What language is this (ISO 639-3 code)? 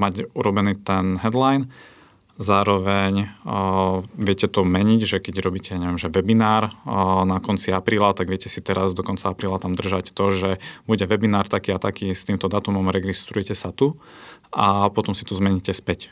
slk